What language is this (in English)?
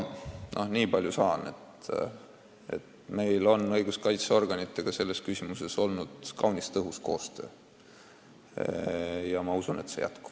Estonian